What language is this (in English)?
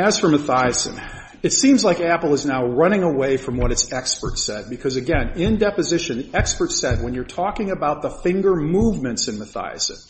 English